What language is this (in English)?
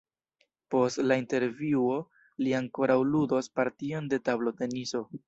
Esperanto